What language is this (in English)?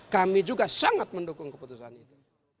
Indonesian